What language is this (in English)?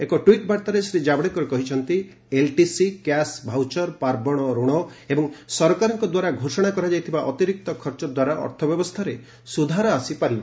Odia